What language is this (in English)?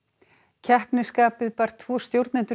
Icelandic